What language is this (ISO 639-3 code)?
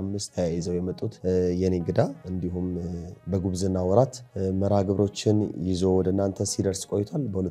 ara